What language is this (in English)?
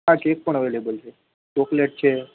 Gujarati